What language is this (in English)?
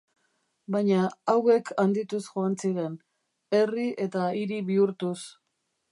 Basque